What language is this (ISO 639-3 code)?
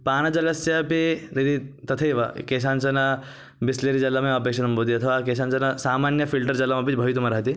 san